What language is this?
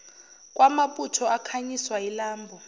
Zulu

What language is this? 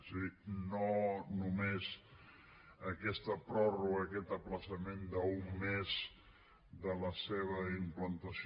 Catalan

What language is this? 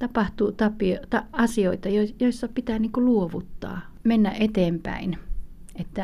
Finnish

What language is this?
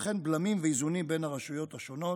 Hebrew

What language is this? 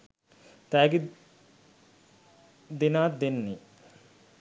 Sinhala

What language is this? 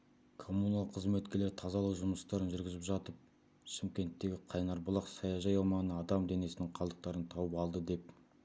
Kazakh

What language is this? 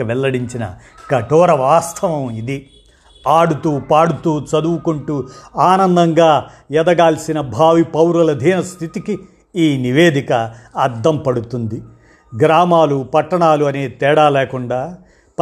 Telugu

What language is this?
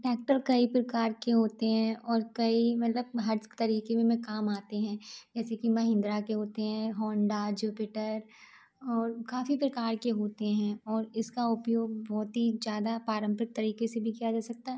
Hindi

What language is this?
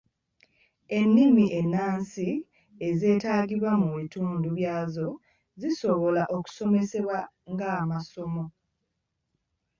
Ganda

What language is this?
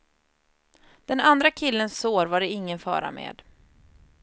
Swedish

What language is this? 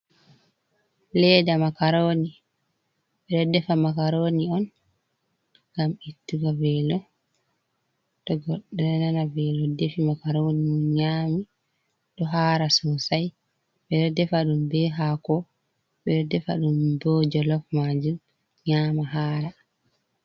Fula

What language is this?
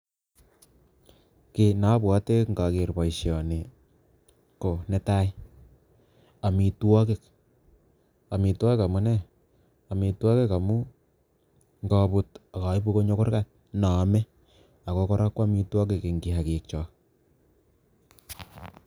Kalenjin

